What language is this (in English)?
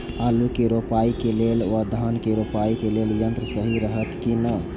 Maithili